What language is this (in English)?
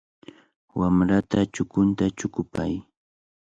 Cajatambo North Lima Quechua